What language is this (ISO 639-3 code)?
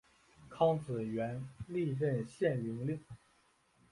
zho